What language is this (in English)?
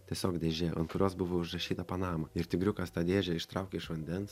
Lithuanian